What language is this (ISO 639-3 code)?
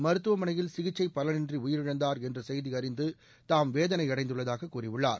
tam